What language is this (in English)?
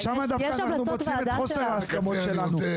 Hebrew